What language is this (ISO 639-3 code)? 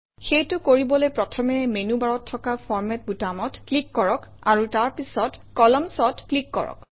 asm